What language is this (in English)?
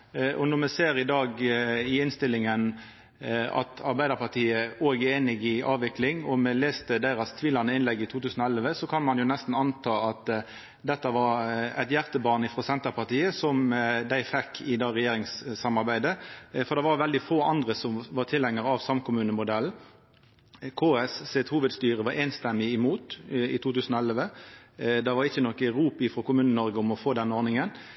Norwegian Nynorsk